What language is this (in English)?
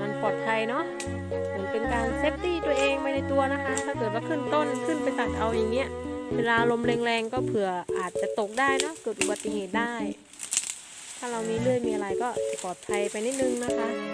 Thai